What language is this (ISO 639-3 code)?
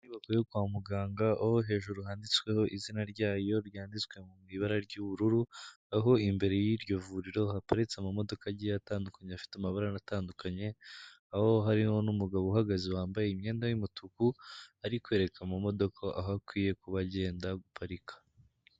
kin